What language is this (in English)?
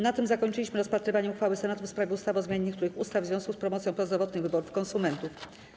Polish